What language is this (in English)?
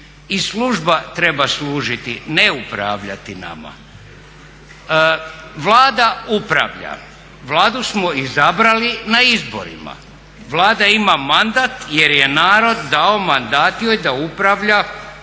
Croatian